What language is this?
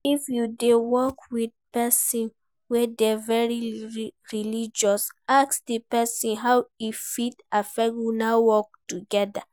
Nigerian Pidgin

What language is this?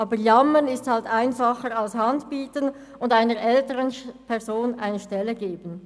Swiss German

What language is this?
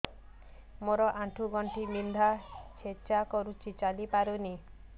Odia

